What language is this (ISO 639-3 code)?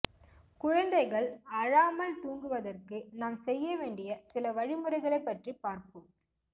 tam